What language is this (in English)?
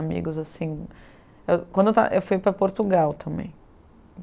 Portuguese